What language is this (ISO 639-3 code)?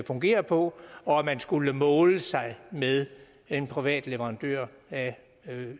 dan